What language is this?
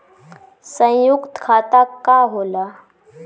Bhojpuri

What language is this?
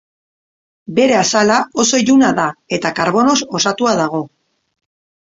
Basque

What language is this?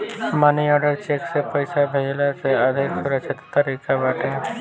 Bhojpuri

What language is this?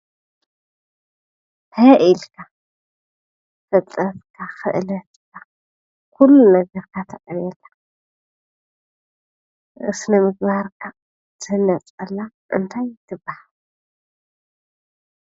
Tigrinya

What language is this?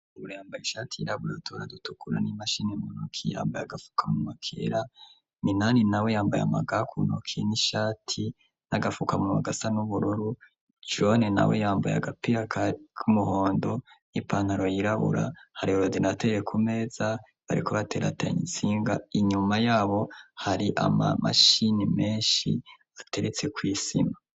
Rundi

